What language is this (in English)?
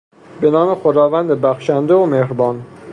Persian